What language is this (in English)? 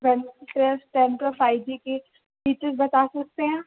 Urdu